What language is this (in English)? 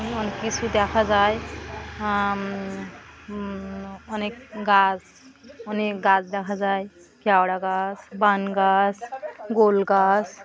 Bangla